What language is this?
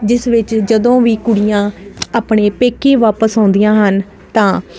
Punjabi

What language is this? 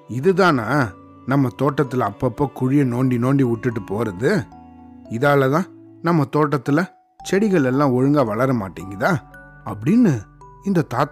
Tamil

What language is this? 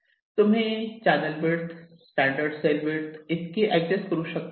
Marathi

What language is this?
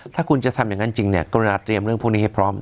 Thai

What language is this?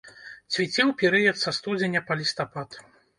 Belarusian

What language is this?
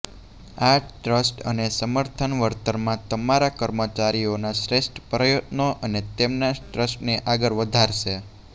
Gujarati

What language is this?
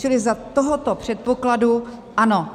Czech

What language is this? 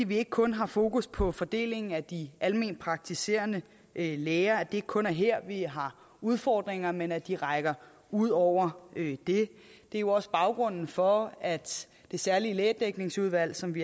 Danish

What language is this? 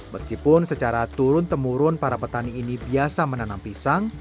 Indonesian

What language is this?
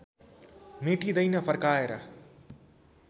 Nepali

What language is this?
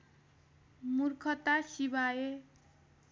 Nepali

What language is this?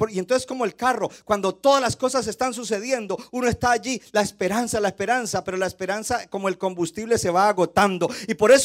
Spanish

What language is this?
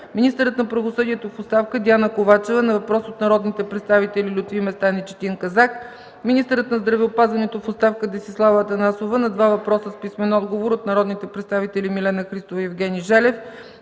Bulgarian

